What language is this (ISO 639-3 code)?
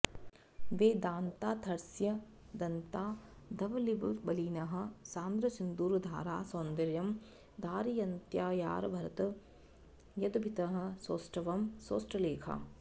san